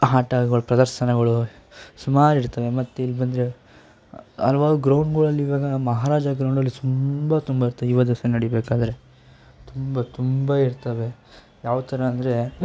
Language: Kannada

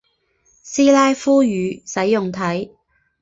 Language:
Chinese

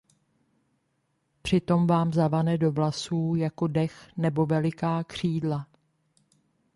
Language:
Czech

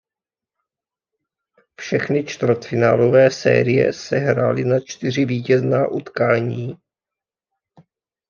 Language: Czech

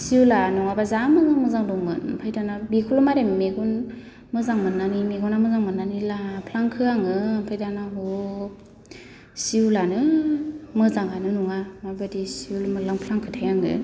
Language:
Bodo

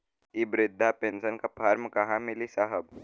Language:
Bhojpuri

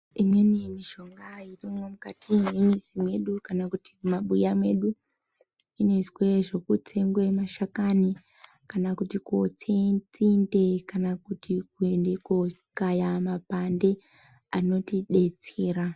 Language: Ndau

